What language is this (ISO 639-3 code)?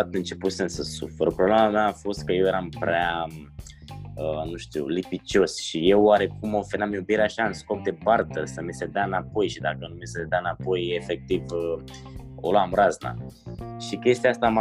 ron